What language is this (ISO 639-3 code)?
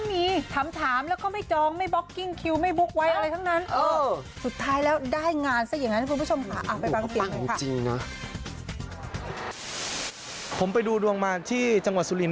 tha